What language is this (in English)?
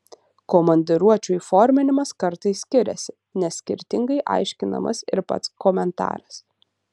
Lithuanian